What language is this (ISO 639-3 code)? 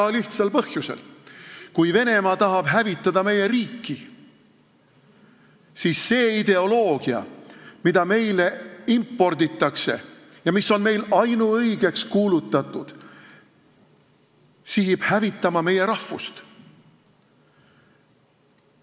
est